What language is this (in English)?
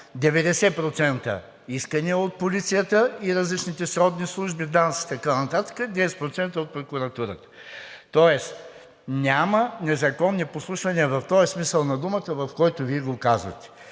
Bulgarian